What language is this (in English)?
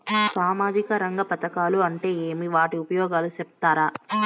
Telugu